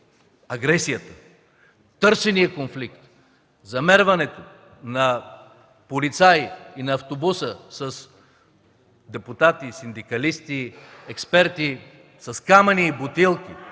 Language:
Bulgarian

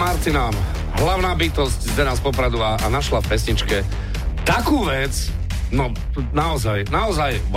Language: Slovak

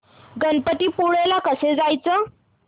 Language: Marathi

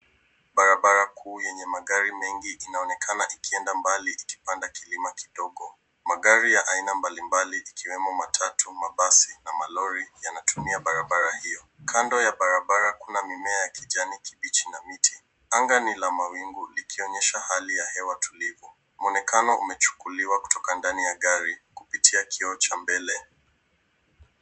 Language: Swahili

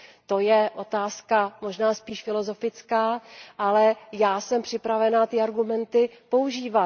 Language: Czech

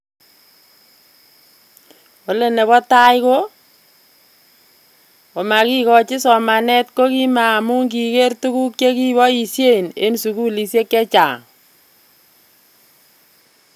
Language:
Kalenjin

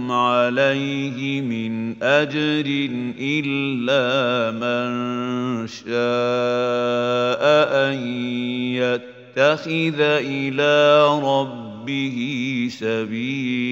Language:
Arabic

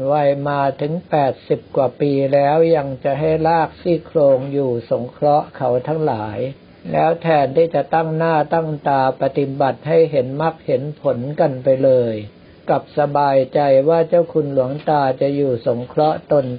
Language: Thai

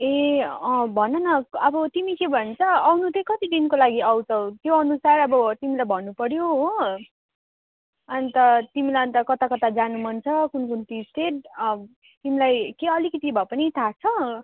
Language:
Nepali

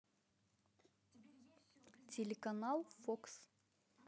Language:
Russian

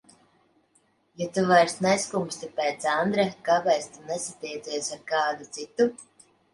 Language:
Latvian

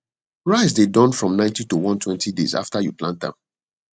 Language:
Nigerian Pidgin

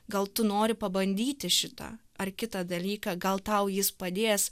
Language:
Lithuanian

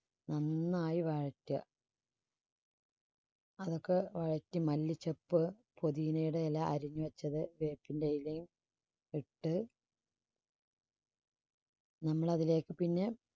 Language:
Malayalam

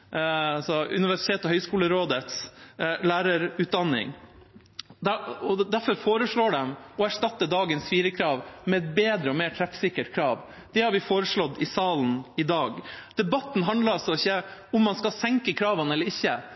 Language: Norwegian Bokmål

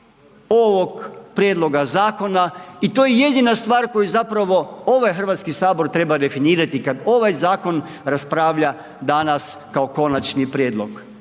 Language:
Croatian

